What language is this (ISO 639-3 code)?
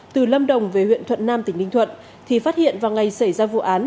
vie